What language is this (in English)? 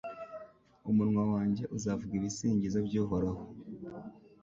Kinyarwanda